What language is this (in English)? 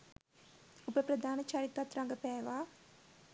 Sinhala